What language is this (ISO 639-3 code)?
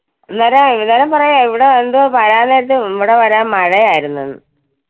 mal